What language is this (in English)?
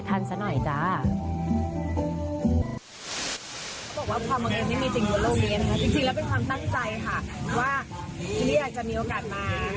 Thai